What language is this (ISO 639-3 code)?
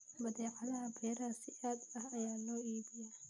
som